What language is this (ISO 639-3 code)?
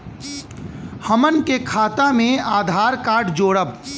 bho